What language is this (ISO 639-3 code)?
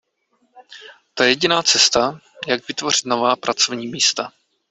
ces